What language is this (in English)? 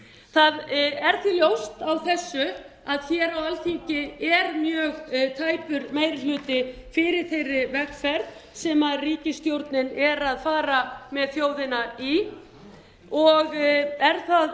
Icelandic